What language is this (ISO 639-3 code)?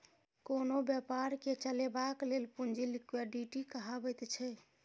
mai